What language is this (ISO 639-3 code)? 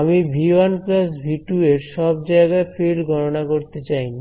ben